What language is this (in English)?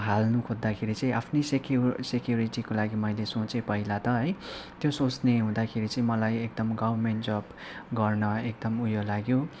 Nepali